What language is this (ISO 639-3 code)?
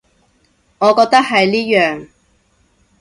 yue